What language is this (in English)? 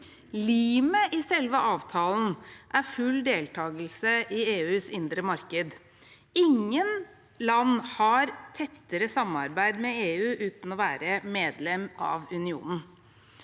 Norwegian